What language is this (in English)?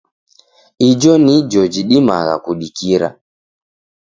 Taita